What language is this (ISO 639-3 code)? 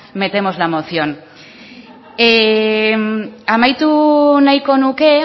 eus